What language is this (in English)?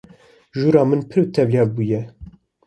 Kurdish